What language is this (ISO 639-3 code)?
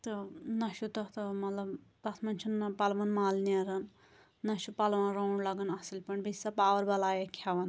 kas